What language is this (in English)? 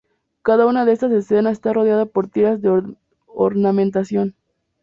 Spanish